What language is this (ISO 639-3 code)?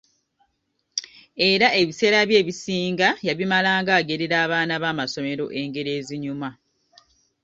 lug